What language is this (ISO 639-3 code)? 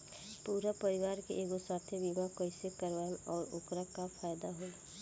bho